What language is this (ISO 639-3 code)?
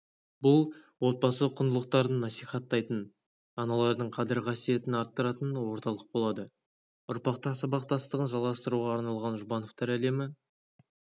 kaz